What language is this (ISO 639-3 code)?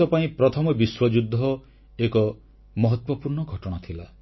ori